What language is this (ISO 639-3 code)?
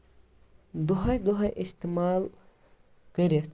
kas